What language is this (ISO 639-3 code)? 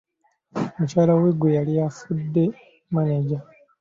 lug